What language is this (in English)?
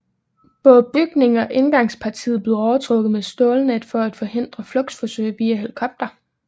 Danish